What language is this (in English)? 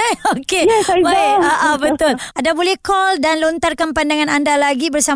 Malay